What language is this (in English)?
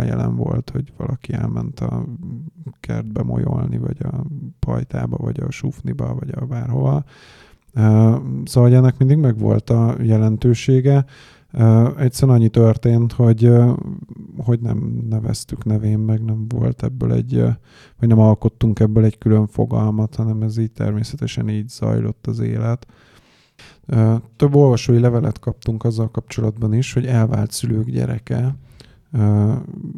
Hungarian